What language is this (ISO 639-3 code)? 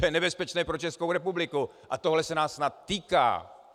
ces